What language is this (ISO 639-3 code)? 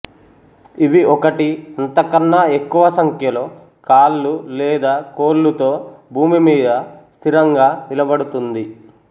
tel